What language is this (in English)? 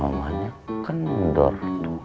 Indonesian